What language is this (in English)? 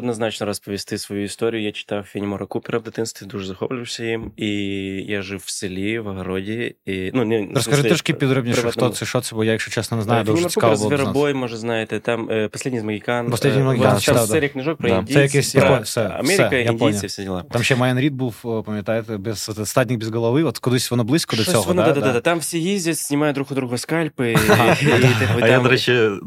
Ukrainian